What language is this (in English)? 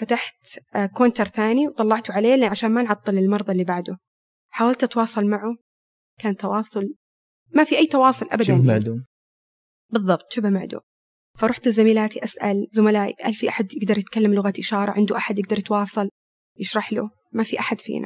Arabic